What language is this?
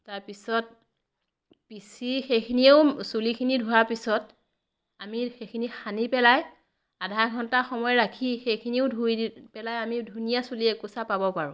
Assamese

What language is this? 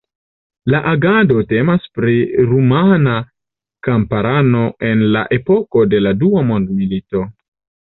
Esperanto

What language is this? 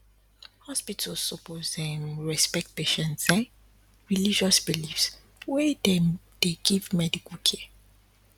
Nigerian Pidgin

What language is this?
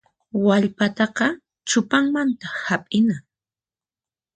Puno Quechua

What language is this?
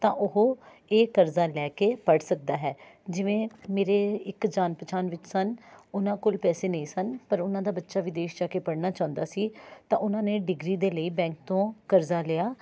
Punjabi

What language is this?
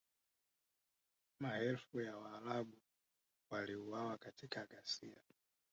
Swahili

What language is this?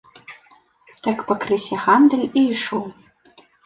Belarusian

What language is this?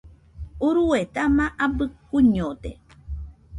Nüpode Huitoto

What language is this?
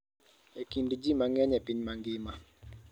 Luo (Kenya and Tanzania)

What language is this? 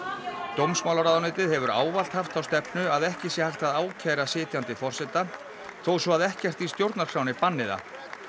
Icelandic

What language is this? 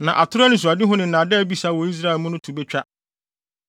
Akan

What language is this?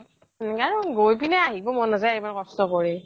Assamese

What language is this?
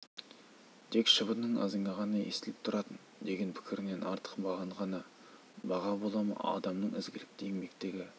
Kazakh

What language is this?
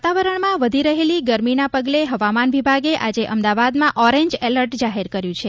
Gujarati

